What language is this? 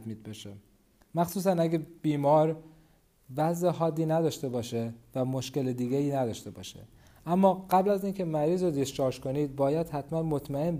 Persian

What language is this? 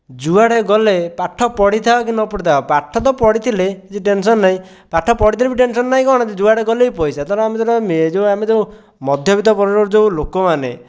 Odia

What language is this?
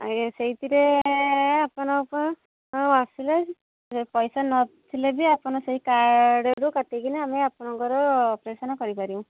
Odia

